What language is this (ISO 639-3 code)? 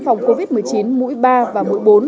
vie